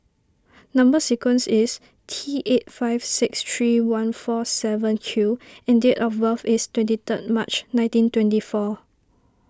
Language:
English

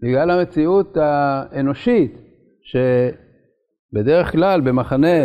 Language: Hebrew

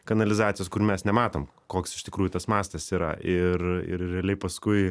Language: Lithuanian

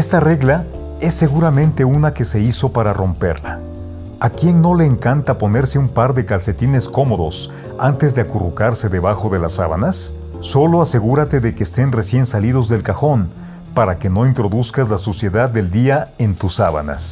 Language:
Spanish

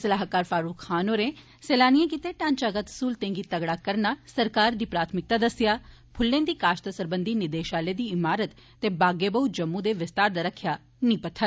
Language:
Dogri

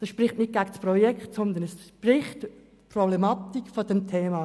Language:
Swiss German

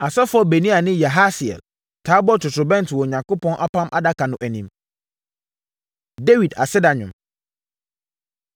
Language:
Akan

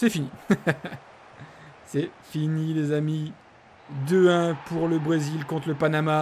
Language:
French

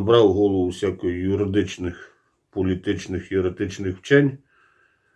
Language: Ukrainian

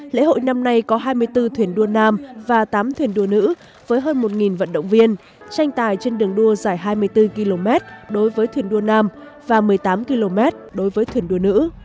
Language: Vietnamese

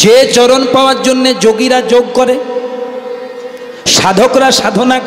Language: Hindi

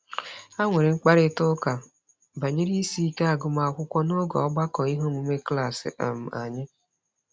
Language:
Igbo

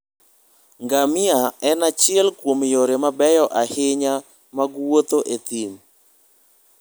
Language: Luo (Kenya and Tanzania)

